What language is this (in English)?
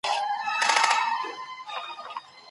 Pashto